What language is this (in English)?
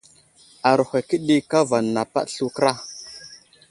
Wuzlam